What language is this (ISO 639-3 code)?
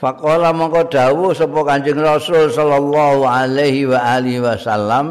ind